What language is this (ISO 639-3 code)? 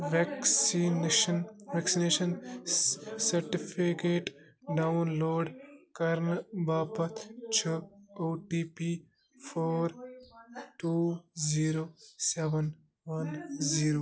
kas